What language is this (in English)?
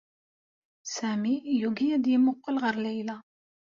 Kabyle